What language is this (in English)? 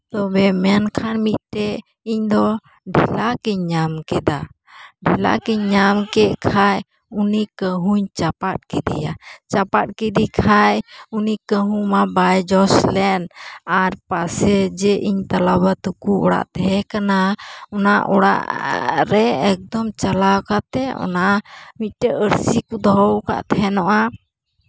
Santali